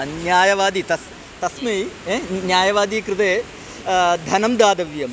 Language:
Sanskrit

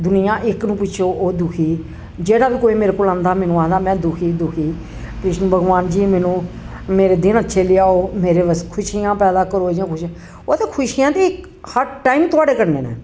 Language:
Dogri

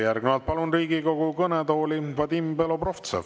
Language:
Estonian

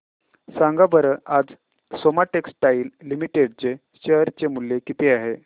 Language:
Marathi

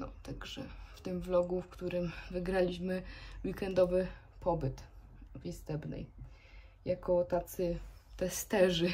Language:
Polish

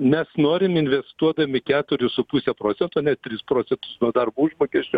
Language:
Lithuanian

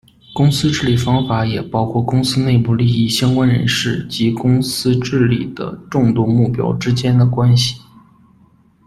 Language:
Chinese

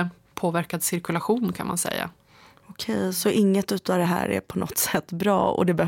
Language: Swedish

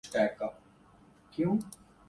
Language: Urdu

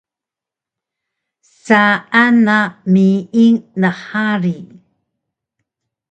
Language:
Taroko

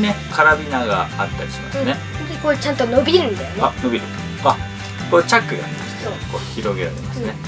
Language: Japanese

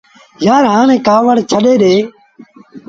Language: Sindhi Bhil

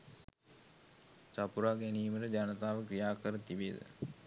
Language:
Sinhala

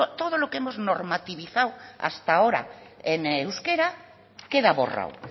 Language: Spanish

